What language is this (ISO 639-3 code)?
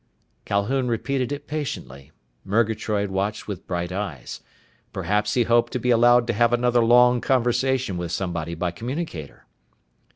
eng